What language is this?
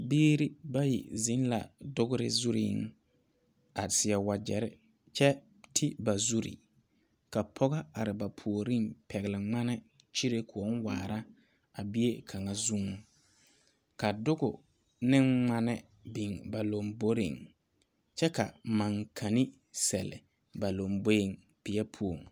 Southern Dagaare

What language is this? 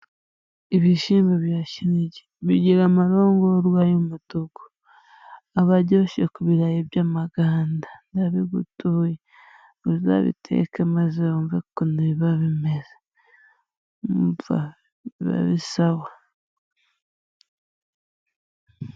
Kinyarwanda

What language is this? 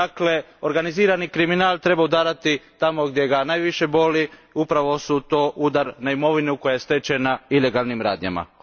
Croatian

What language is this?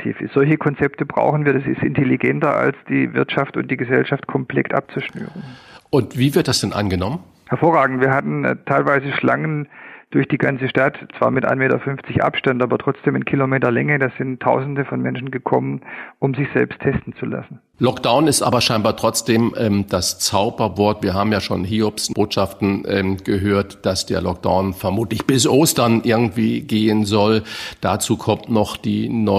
German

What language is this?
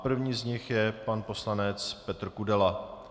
Czech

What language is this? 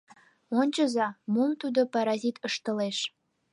Mari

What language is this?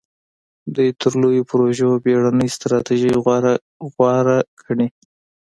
Pashto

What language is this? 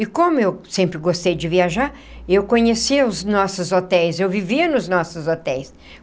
Portuguese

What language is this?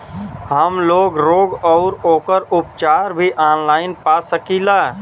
Bhojpuri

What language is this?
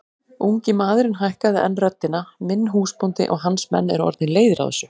Icelandic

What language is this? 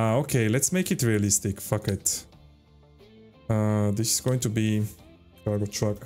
English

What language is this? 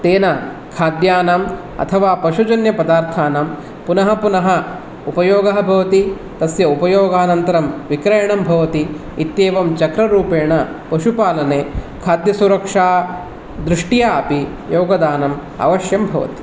Sanskrit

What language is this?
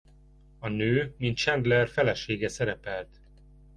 Hungarian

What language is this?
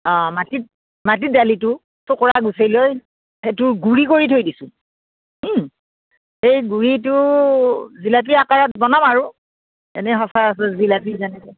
Assamese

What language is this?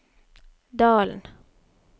Norwegian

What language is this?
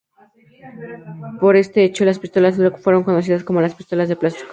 Spanish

